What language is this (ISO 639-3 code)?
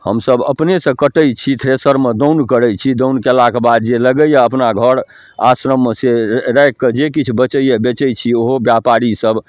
mai